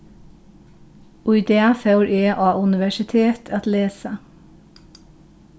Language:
Faroese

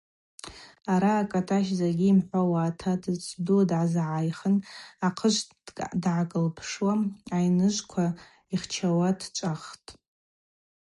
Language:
Abaza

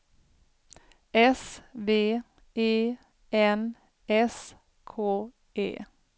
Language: Swedish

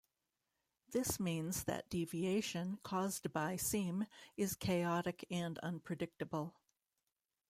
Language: English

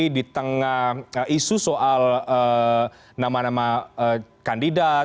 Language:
Indonesian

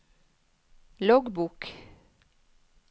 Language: Norwegian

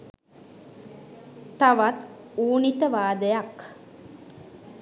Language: Sinhala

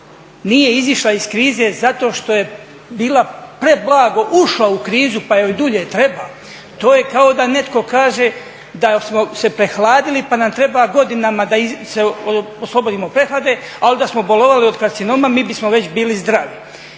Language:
Croatian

